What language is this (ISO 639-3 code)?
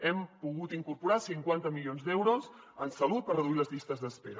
cat